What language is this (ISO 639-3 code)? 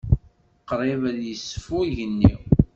kab